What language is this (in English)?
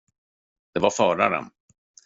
Swedish